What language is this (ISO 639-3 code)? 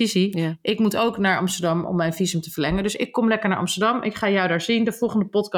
nld